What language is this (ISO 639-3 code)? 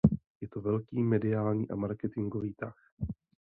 ces